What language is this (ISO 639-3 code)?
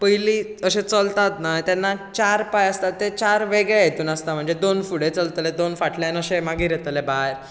kok